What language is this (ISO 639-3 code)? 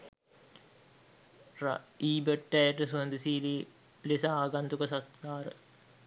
sin